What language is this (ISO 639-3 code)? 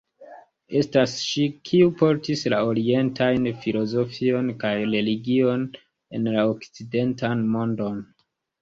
epo